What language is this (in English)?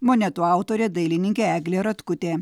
Lithuanian